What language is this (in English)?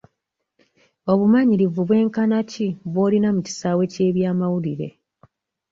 Ganda